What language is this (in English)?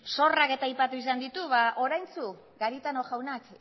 Basque